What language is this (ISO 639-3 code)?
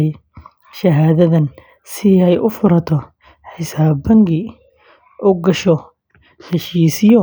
som